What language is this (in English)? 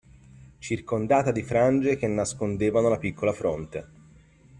Italian